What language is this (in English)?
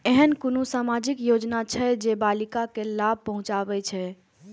Maithili